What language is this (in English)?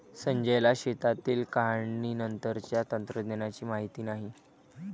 Marathi